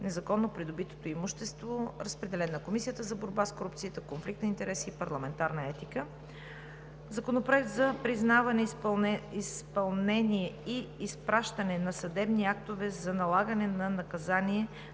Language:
Bulgarian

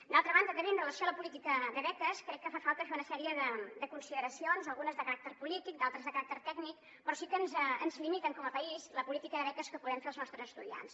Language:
Catalan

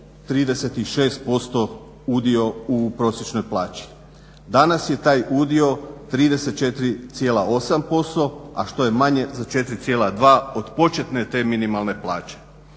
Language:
Croatian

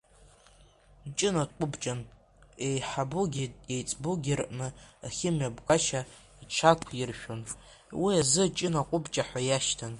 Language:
Abkhazian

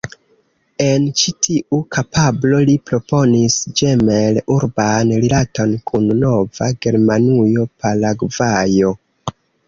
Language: Esperanto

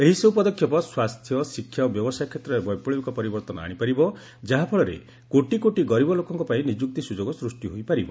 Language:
Odia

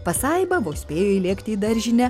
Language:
Lithuanian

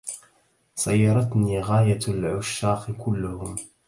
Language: Arabic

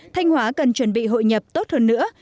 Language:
Vietnamese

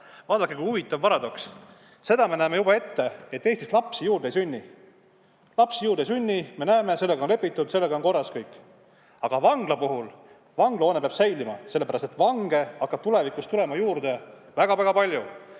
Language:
Estonian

